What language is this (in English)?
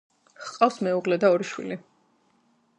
Georgian